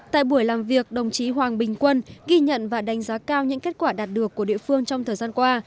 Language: Vietnamese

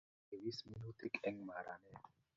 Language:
Kalenjin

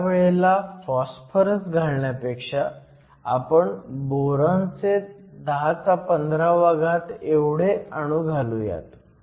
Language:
Marathi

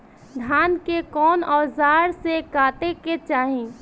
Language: Bhojpuri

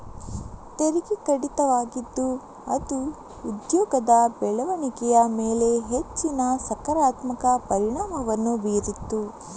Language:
Kannada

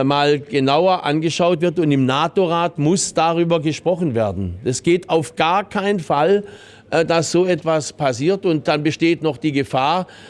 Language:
German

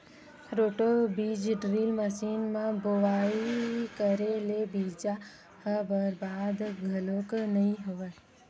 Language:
Chhattisgarhi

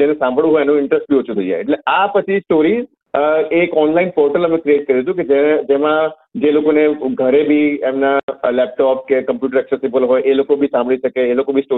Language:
Gujarati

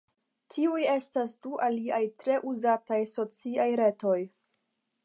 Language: Esperanto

